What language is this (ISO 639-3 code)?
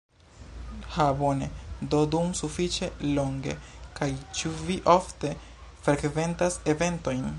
epo